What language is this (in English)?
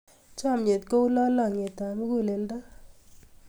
Kalenjin